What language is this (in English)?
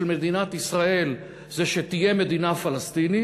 Hebrew